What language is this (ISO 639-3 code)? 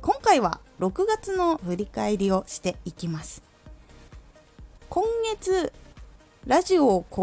jpn